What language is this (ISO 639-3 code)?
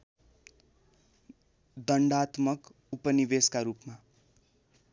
nep